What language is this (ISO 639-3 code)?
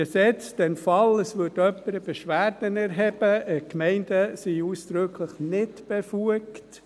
gsw